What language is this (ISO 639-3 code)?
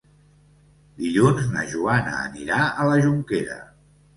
cat